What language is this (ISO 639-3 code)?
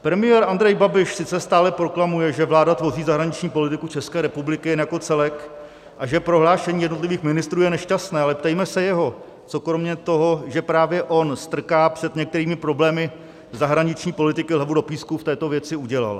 ces